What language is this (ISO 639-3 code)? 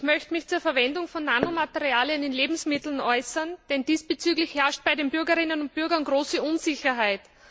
deu